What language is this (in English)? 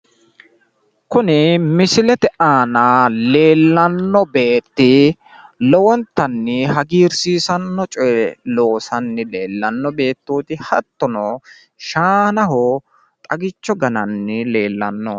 Sidamo